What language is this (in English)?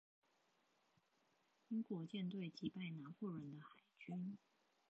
Chinese